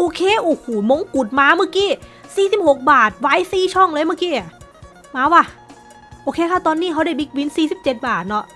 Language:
Thai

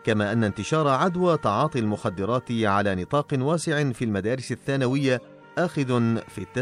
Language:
Arabic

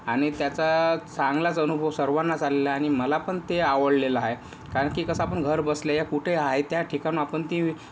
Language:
Marathi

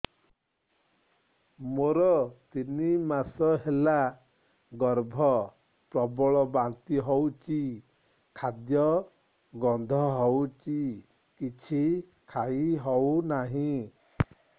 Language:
Odia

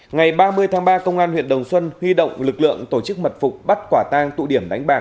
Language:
Vietnamese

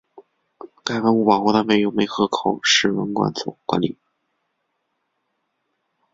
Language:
Chinese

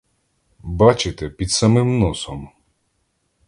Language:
Ukrainian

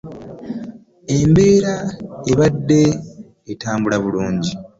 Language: Ganda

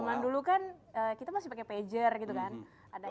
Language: Indonesian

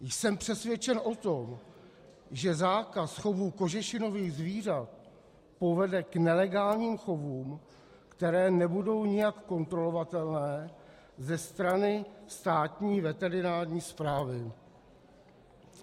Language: Czech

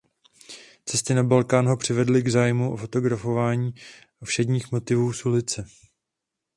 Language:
Czech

